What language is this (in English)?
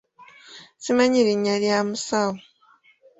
Ganda